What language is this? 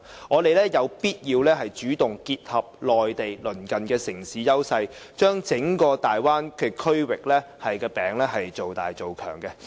Cantonese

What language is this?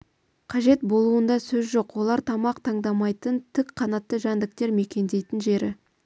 Kazakh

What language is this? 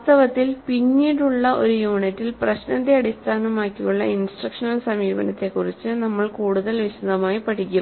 Malayalam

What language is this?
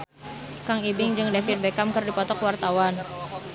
Sundanese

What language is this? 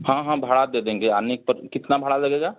Hindi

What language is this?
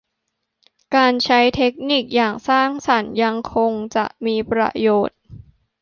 Thai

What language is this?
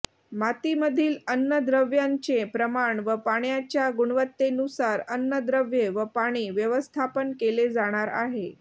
Marathi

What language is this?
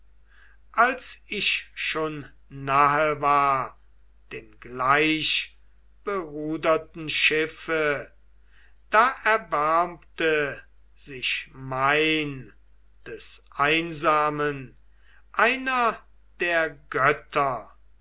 German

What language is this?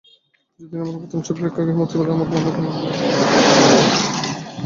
Bangla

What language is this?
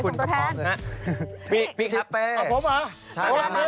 Thai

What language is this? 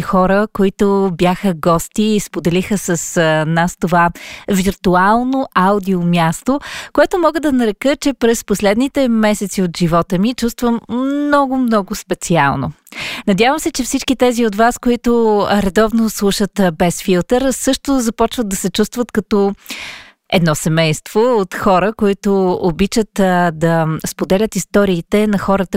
Bulgarian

